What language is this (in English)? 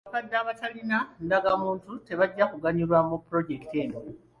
Ganda